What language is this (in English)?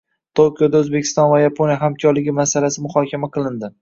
Uzbek